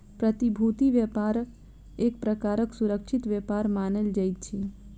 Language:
Maithili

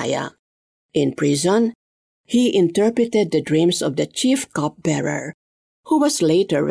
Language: Filipino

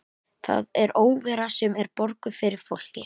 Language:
Icelandic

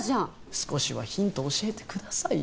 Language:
Japanese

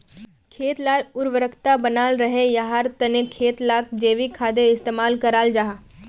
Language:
Magahi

